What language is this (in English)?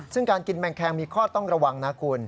Thai